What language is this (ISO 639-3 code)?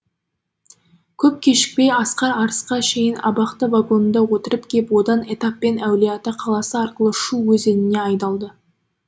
kaz